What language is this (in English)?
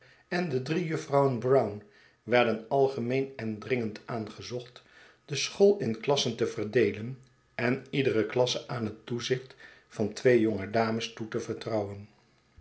Dutch